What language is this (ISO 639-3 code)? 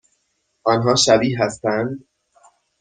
fas